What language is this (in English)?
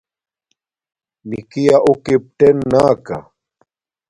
Domaaki